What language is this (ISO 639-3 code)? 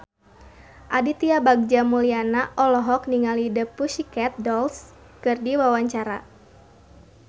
sun